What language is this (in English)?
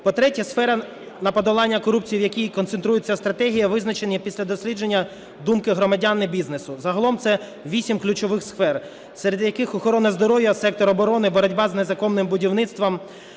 Ukrainian